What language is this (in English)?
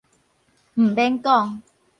Min Nan Chinese